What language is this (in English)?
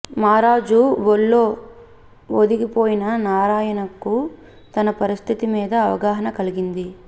Telugu